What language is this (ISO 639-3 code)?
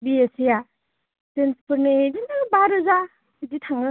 brx